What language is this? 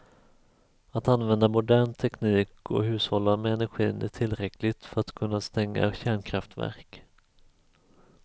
Swedish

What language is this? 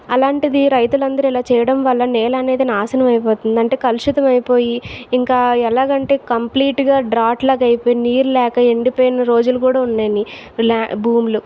Telugu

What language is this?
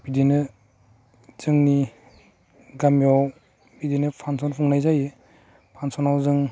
Bodo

